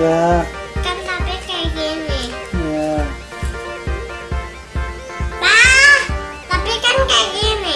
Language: Indonesian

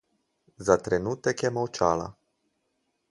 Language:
Slovenian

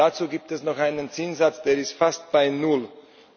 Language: German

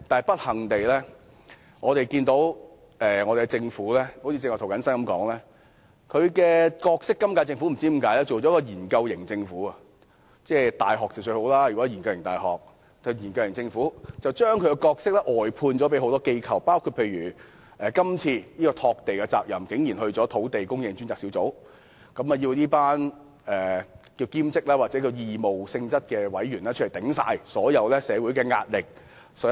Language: Cantonese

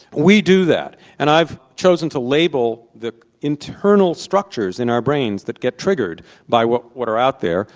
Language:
English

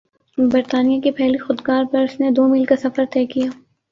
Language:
Urdu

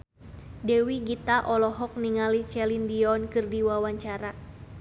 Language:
Sundanese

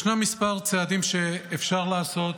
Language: Hebrew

